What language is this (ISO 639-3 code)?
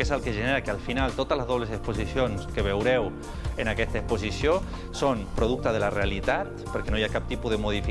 cat